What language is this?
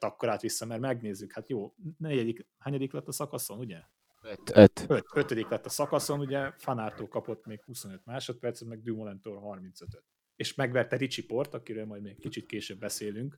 Hungarian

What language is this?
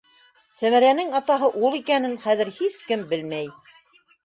Bashkir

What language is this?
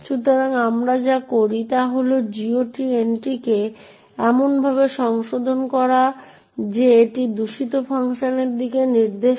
Bangla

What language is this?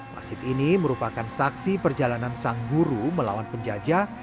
Indonesian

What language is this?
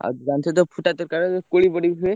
Odia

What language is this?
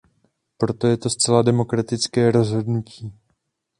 Czech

